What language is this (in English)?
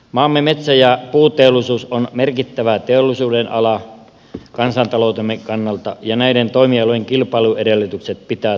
Finnish